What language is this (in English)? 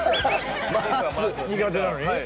Japanese